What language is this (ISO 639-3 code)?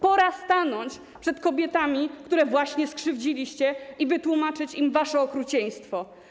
pol